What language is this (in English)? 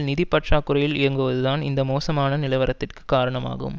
Tamil